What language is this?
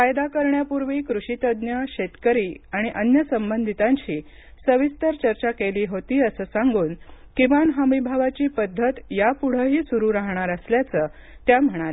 Marathi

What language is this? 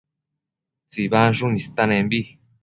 Matsés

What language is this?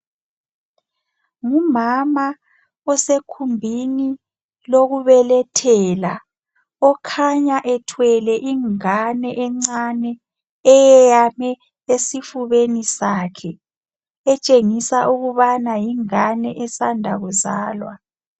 North Ndebele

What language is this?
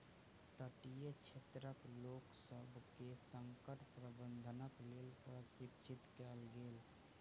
Maithili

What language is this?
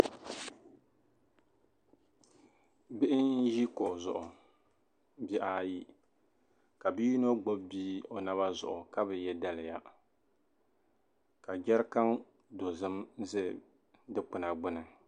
Dagbani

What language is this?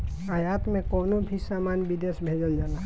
Bhojpuri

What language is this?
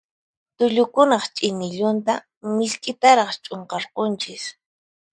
Puno Quechua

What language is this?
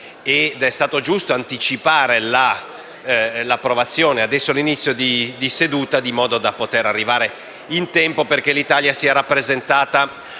Italian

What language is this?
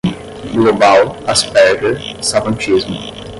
Portuguese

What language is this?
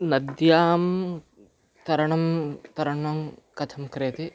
Sanskrit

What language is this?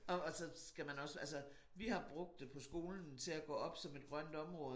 Danish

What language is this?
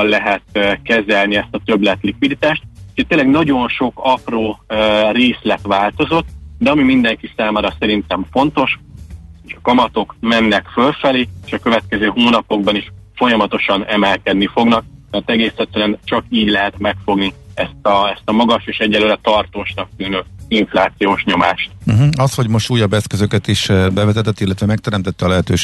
Hungarian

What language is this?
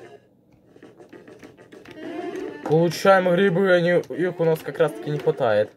Russian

